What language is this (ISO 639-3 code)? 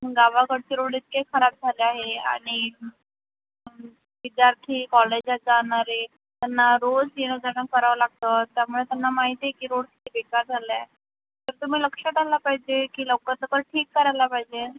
mar